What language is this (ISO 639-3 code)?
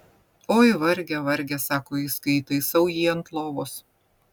lit